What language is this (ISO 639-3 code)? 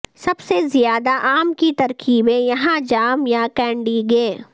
urd